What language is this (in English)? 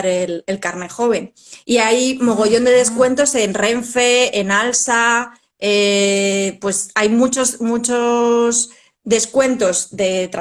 Spanish